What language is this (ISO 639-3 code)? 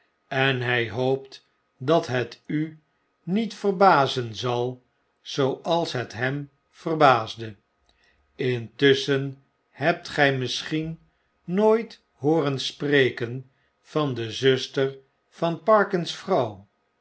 nld